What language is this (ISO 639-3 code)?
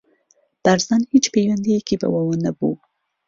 ckb